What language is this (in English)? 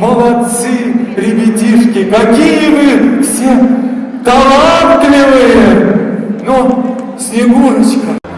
Russian